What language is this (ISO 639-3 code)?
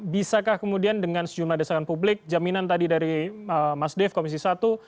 ind